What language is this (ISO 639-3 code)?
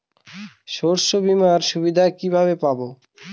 ben